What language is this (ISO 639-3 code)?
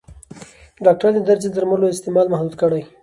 pus